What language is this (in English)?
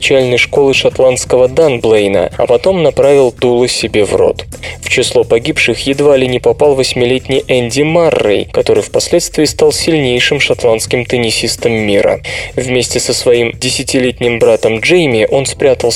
Russian